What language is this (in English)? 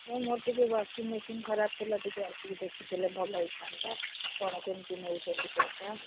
Odia